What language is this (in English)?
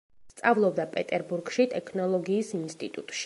Georgian